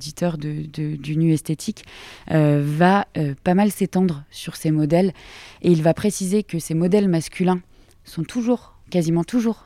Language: French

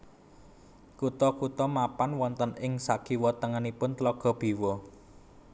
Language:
Javanese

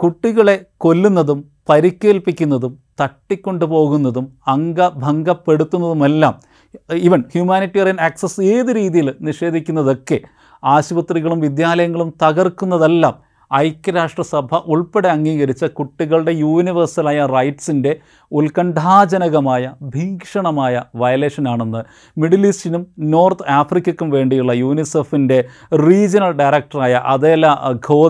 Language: Malayalam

